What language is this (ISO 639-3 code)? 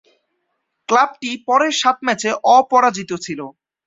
ben